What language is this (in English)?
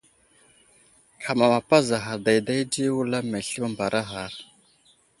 Wuzlam